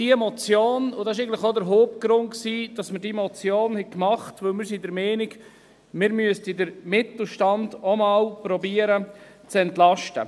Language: Swiss German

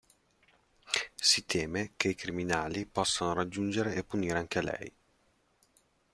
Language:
Italian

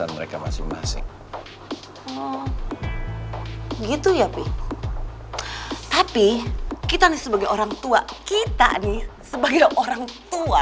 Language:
Indonesian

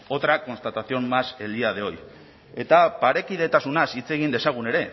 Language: Basque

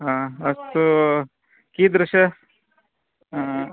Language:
Sanskrit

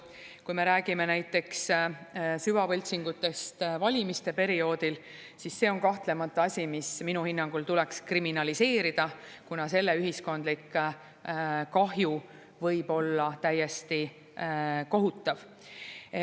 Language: Estonian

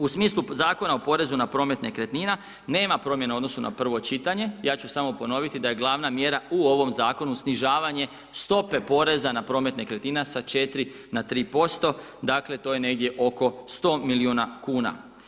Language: Croatian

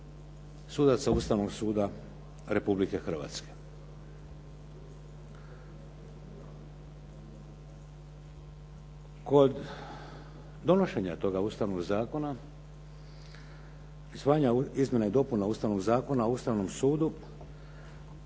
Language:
Croatian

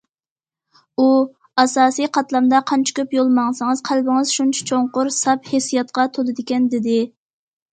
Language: Uyghur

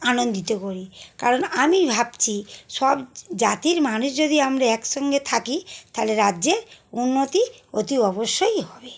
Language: Bangla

